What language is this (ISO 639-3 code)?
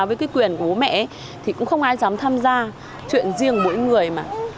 vie